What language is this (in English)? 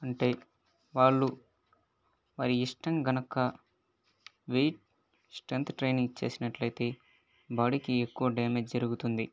Telugu